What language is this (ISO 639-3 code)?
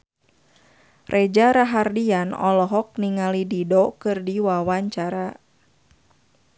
sun